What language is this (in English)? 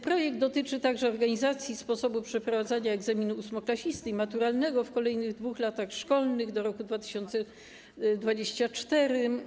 Polish